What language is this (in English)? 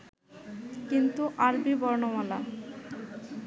Bangla